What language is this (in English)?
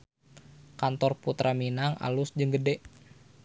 Sundanese